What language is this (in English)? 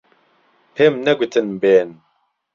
Central Kurdish